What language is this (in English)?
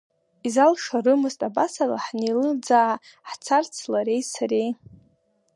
Abkhazian